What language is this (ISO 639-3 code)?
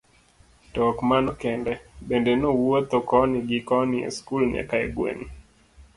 luo